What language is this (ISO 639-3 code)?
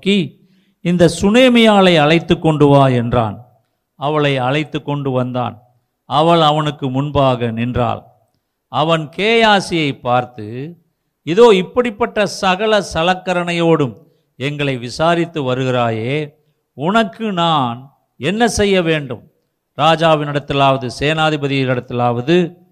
tam